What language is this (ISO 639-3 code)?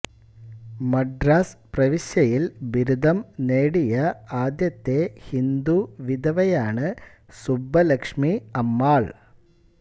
mal